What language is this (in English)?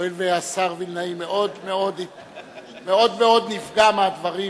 Hebrew